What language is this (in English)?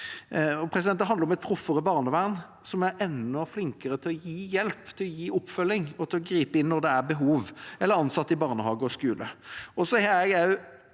Norwegian